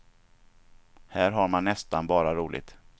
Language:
Swedish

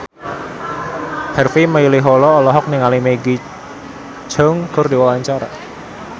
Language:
Sundanese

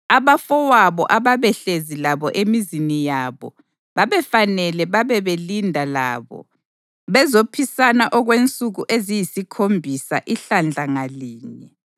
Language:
North Ndebele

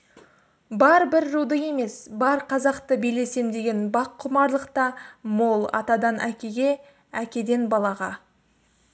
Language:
Kazakh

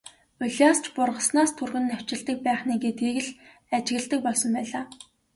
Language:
Mongolian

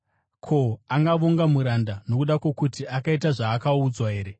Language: Shona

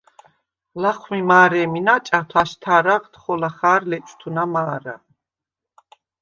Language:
Svan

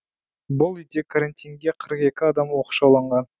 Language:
Kazakh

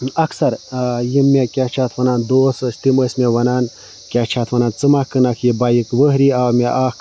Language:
Kashmiri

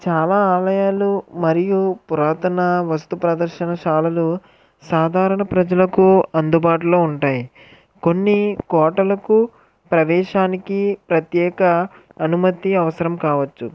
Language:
Telugu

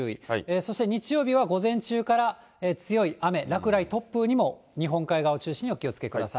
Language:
Japanese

